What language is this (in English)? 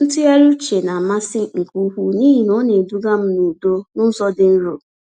Igbo